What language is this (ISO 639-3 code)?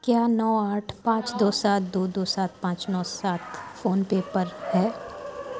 urd